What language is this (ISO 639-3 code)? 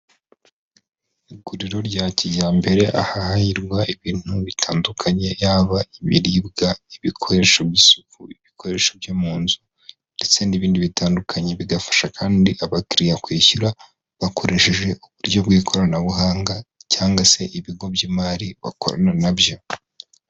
kin